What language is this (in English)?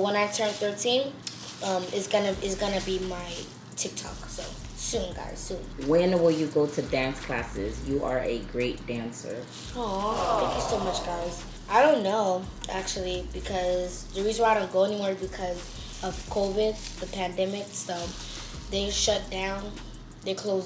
English